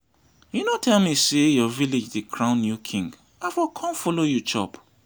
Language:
Nigerian Pidgin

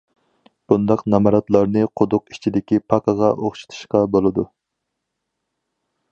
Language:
Uyghur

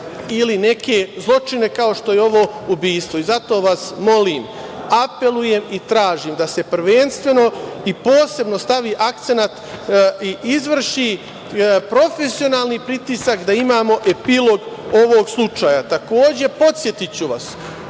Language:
Serbian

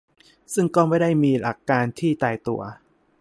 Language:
Thai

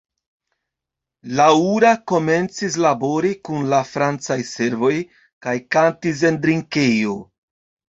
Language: Esperanto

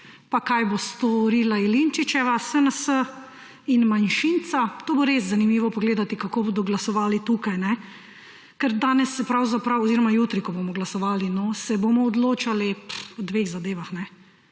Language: Slovenian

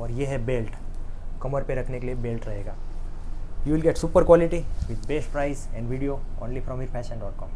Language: Hindi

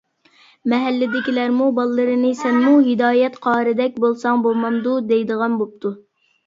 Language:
Uyghur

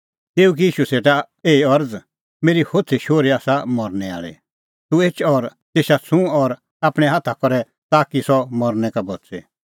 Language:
Kullu Pahari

